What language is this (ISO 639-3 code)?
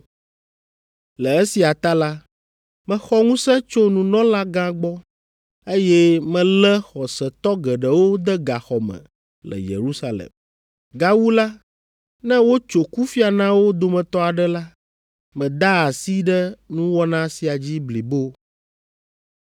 ewe